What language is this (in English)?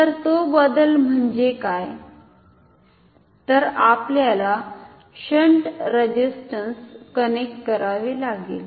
Marathi